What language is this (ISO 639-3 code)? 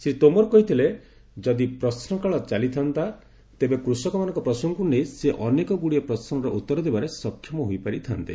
ori